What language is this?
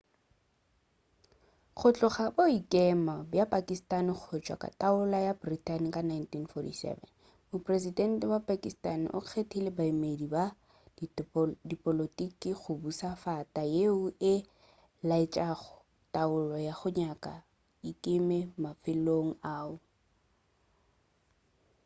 Northern Sotho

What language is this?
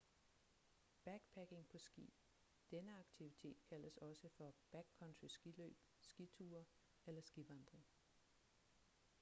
Danish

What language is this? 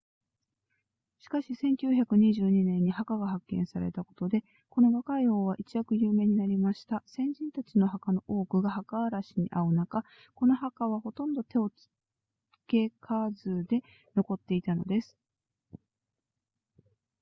Japanese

